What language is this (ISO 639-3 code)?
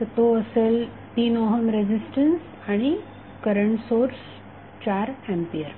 mar